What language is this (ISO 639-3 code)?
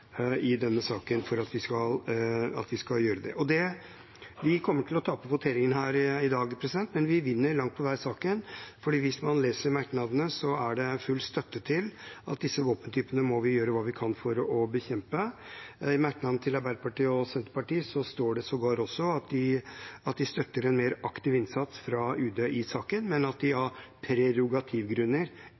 nob